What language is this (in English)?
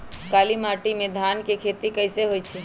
Magahi